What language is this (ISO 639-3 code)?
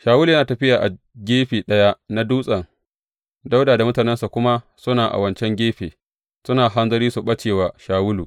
hau